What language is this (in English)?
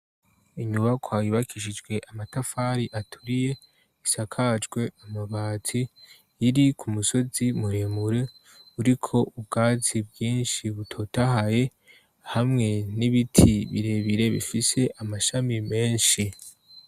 Rundi